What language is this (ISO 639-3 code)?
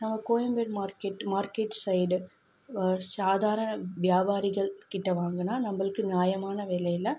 tam